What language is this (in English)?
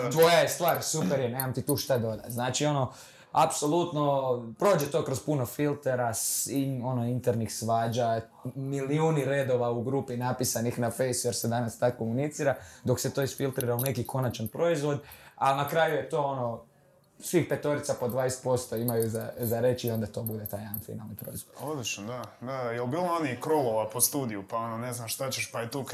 Croatian